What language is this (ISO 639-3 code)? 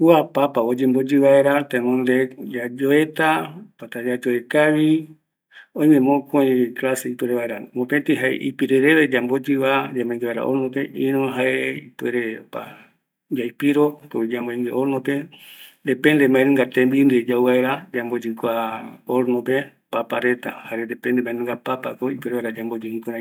gui